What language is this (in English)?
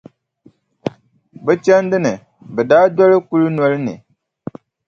Dagbani